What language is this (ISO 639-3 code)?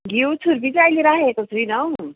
nep